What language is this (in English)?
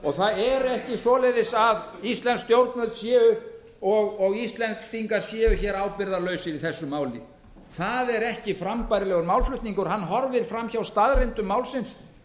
Icelandic